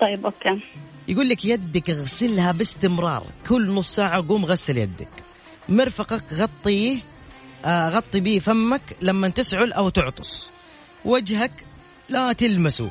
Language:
Arabic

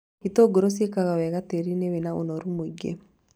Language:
Kikuyu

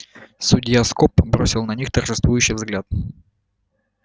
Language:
Russian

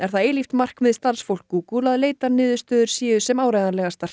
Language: Icelandic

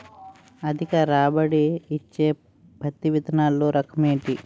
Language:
Telugu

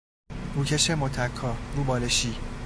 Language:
Persian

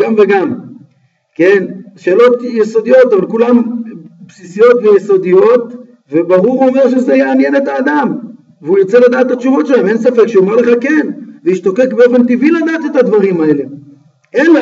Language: Hebrew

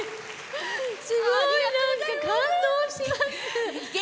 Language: Japanese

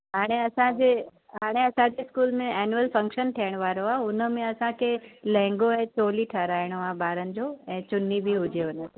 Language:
Sindhi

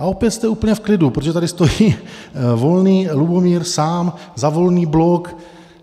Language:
Czech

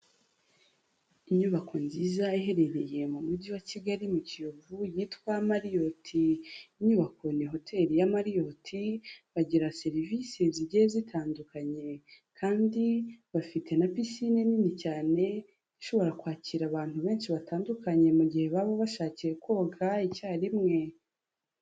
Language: Kinyarwanda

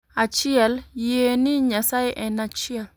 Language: Luo (Kenya and Tanzania)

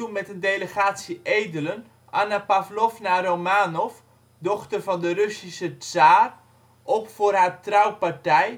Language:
Dutch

